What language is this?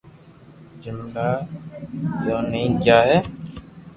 Loarki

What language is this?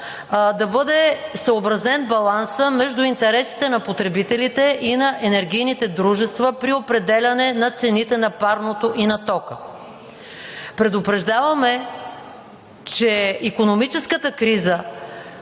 Bulgarian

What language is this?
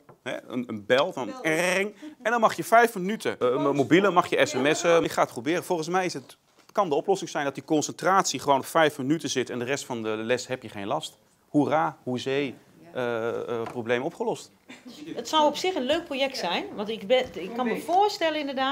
Dutch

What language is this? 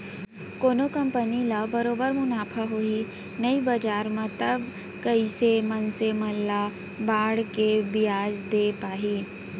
Chhattisgarhi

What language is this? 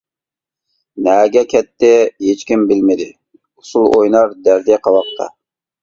Uyghur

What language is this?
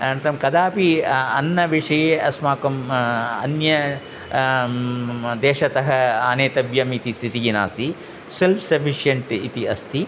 Sanskrit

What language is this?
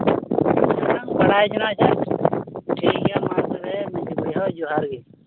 Santali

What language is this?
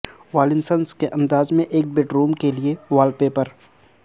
Urdu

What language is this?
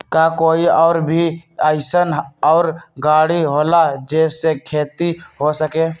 Magahi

